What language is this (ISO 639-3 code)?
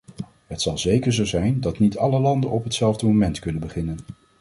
nld